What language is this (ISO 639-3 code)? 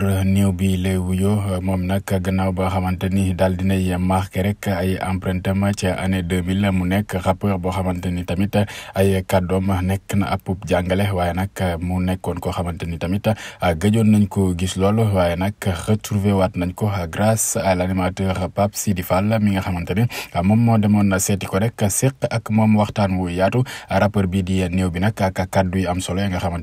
fra